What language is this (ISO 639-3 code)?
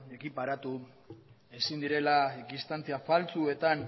eus